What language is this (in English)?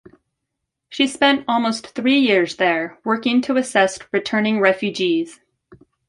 English